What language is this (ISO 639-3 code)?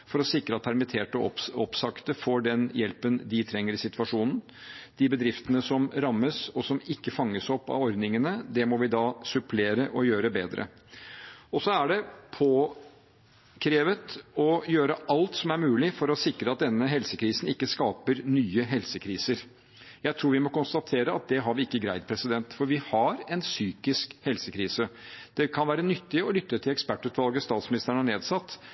nob